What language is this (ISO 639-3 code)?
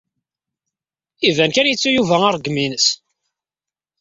kab